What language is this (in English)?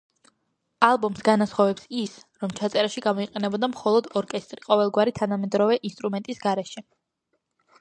Georgian